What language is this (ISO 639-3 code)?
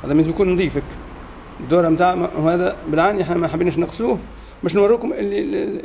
ara